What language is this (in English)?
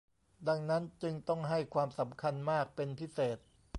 Thai